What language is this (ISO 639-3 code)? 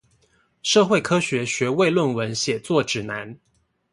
zho